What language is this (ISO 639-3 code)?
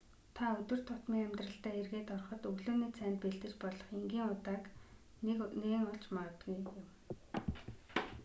mon